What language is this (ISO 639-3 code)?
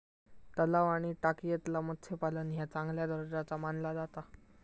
mar